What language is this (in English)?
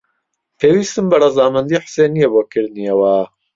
Central Kurdish